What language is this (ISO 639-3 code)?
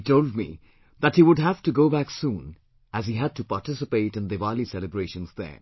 eng